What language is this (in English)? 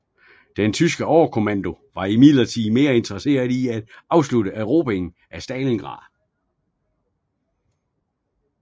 Danish